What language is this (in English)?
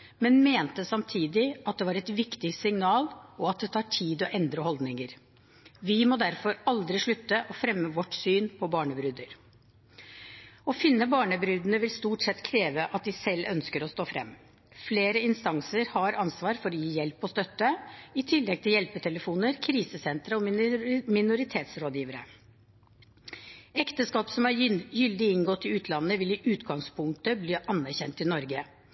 Norwegian Bokmål